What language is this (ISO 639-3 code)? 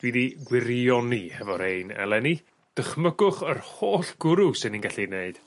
cym